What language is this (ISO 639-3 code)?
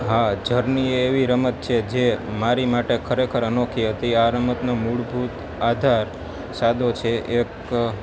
guj